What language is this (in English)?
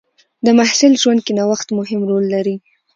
Pashto